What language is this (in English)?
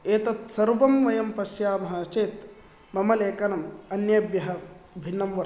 Sanskrit